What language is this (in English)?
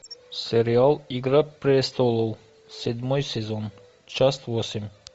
Russian